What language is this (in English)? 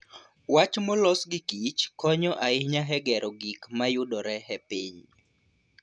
Luo (Kenya and Tanzania)